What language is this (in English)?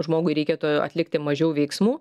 Lithuanian